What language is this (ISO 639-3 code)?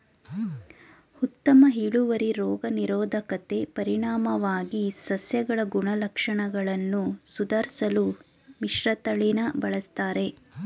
kan